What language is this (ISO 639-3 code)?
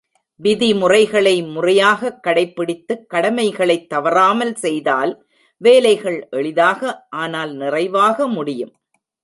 tam